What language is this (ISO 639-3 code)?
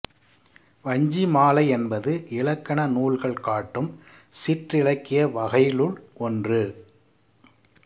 tam